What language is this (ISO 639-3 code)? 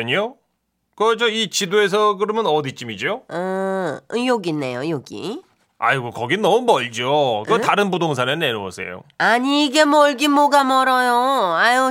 kor